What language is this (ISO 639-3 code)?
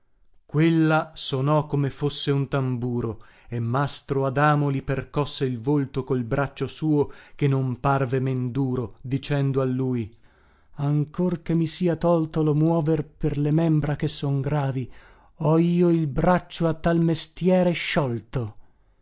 ita